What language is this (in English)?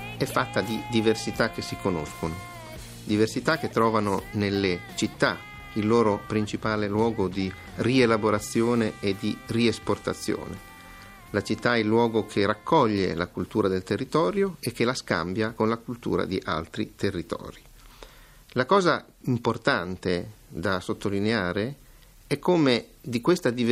Italian